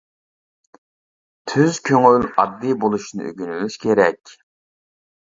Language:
Uyghur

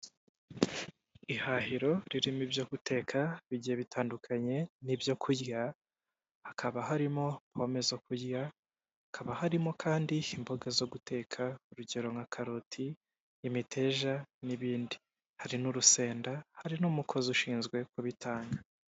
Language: Kinyarwanda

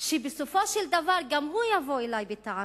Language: Hebrew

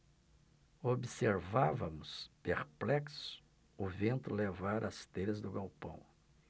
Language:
Portuguese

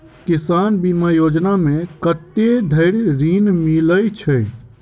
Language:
Maithili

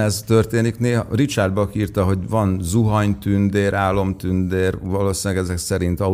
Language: Hungarian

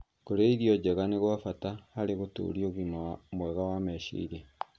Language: Kikuyu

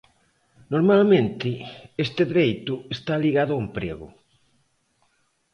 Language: Galician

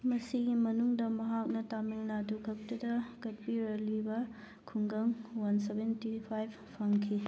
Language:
Manipuri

